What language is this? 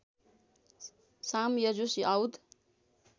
Nepali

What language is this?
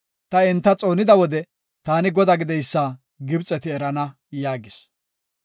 Gofa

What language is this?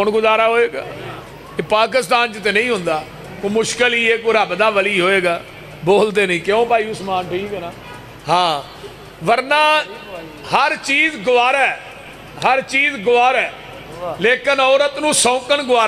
Punjabi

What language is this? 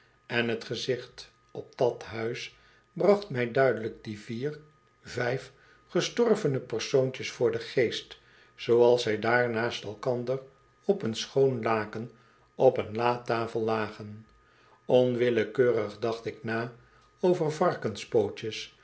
Dutch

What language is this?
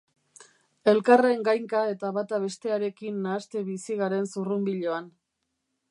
Basque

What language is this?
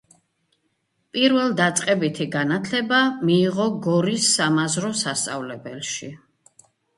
Georgian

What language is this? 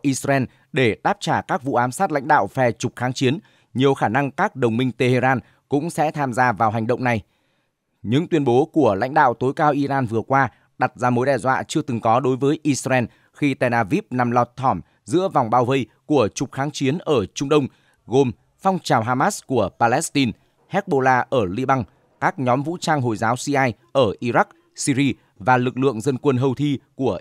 Vietnamese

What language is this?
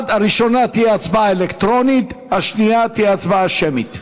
Hebrew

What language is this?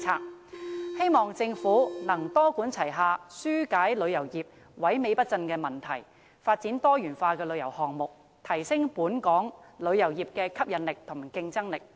Cantonese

